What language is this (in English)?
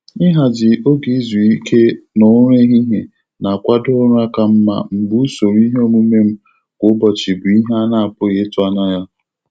Igbo